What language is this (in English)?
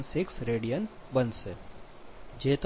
Gujarati